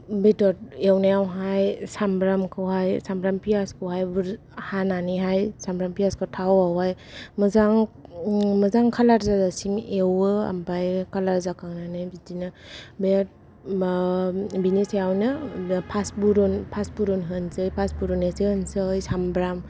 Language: Bodo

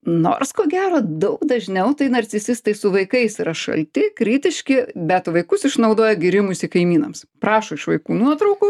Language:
Lithuanian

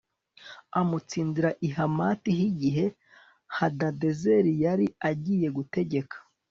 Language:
Kinyarwanda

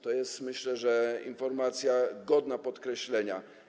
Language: Polish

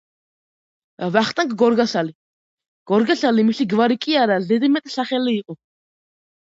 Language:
Georgian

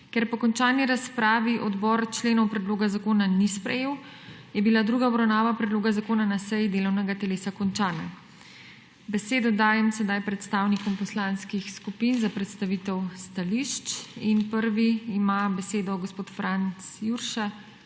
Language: Slovenian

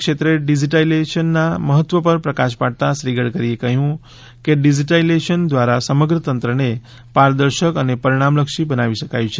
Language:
Gujarati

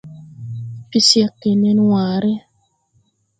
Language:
Tupuri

